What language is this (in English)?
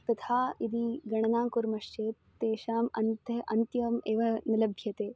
Sanskrit